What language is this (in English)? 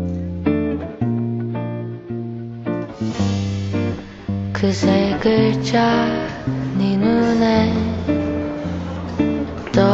Korean